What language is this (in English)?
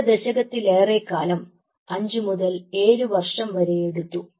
Malayalam